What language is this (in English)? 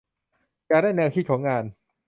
Thai